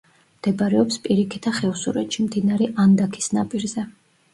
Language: Georgian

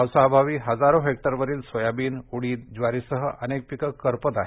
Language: Marathi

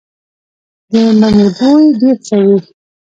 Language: Pashto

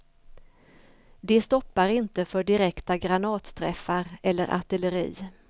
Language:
Swedish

